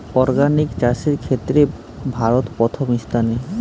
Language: Bangla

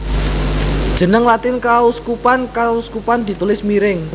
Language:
Javanese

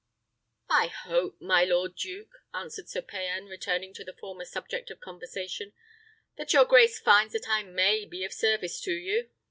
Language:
English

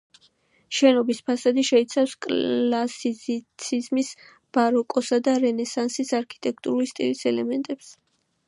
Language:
Georgian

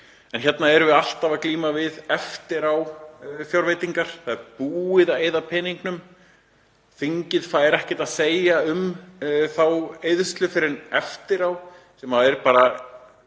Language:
Icelandic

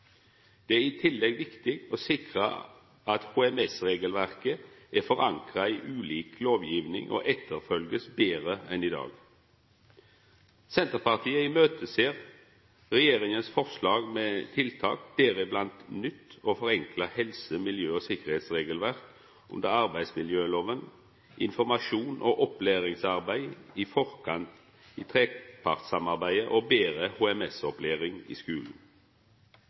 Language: Norwegian Nynorsk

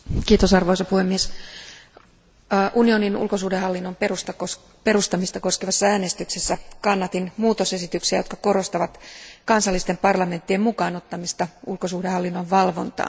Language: Finnish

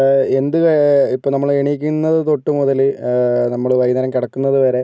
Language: Malayalam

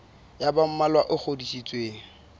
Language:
Southern Sotho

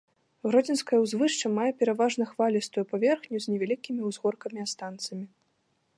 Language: Belarusian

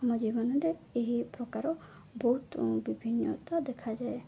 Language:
Odia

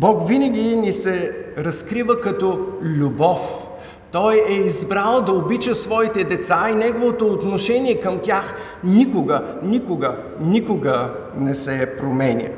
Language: Bulgarian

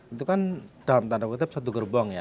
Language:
Indonesian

